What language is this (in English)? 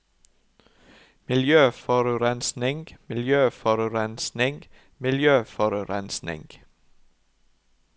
Norwegian